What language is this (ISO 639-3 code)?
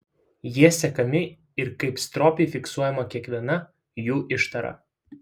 lit